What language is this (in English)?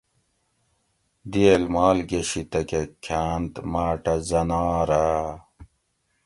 Gawri